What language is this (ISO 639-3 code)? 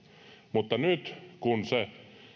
fin